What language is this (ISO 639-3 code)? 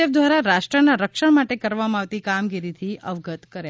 guj